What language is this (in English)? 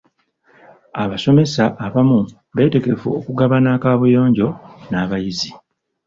Ganda